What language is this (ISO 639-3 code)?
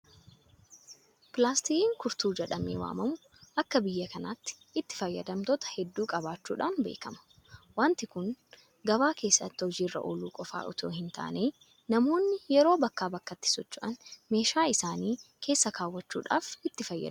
orm